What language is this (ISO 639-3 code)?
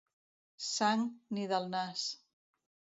cat